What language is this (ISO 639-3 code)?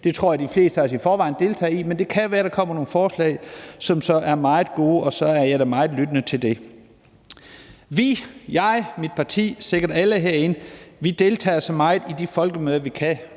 dan